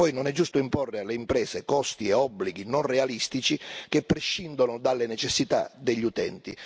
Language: Italian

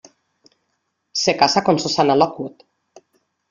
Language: Spanish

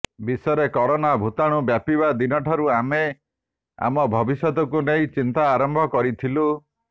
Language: Odia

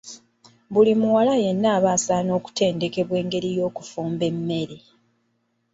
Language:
Ganda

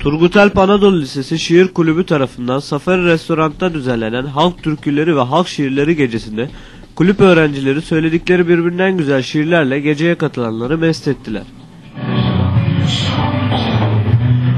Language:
Turkish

